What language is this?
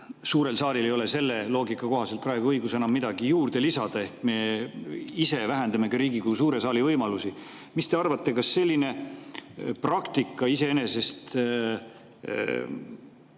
Estonian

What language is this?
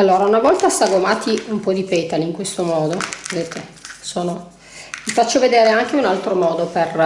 Italian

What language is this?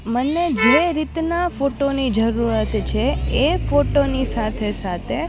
Gujarati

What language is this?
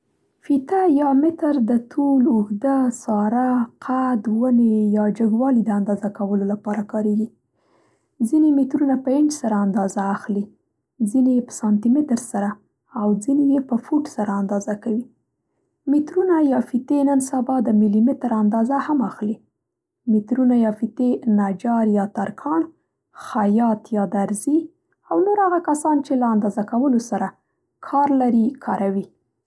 Central Pashto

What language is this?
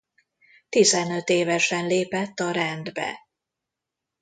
Hungarian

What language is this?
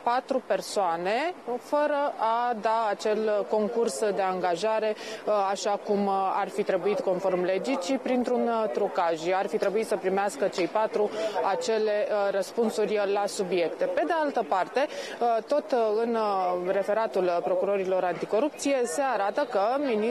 Romanian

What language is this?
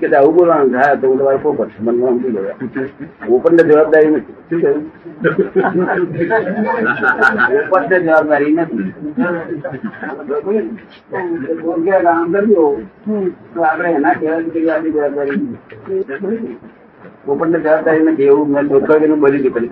Gujarati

